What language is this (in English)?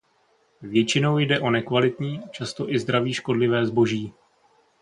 Czech